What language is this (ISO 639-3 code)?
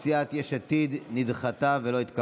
heb